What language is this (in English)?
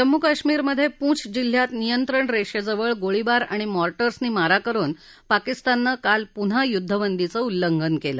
Marathi